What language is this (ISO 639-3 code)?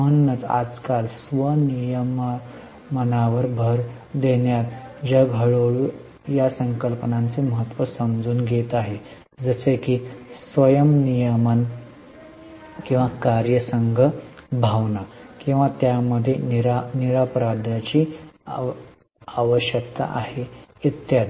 mar